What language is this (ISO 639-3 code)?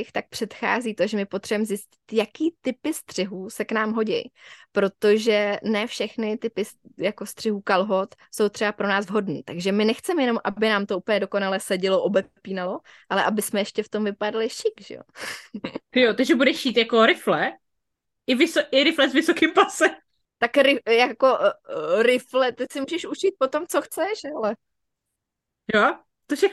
ces